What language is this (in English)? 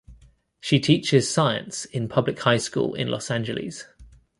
English